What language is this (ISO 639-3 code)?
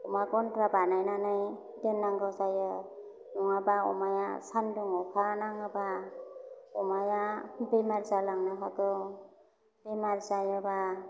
brx